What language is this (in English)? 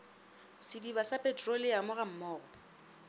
Northern Sotho